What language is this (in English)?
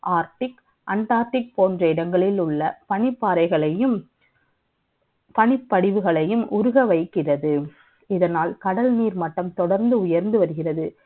Tamil